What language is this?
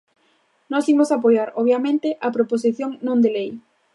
Galician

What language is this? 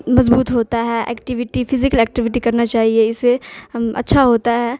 Urdu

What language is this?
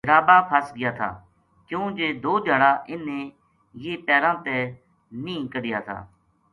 Gujari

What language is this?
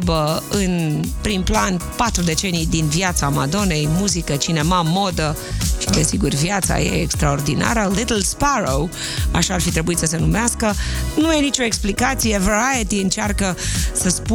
Romanian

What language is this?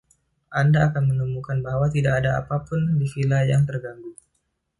Indonesian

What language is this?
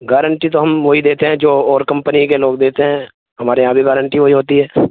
Urdu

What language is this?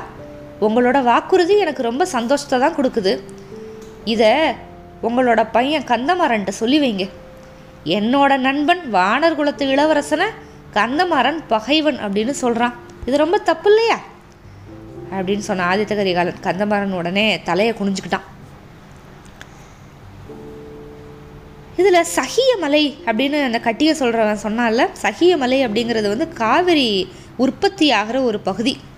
Tamil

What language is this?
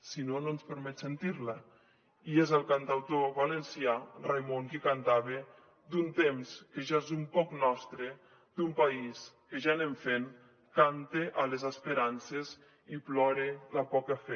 Catalan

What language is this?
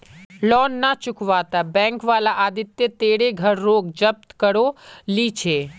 Magahi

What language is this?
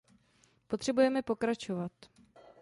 Czech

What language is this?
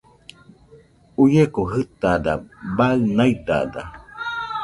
Nüpode Huitoto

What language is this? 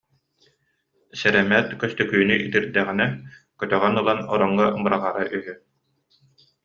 Yakut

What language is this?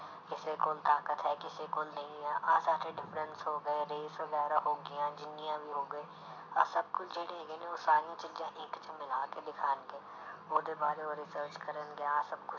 Punjabi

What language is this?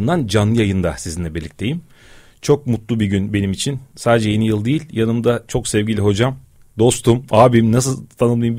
Turkish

